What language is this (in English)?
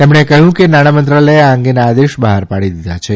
Gujarati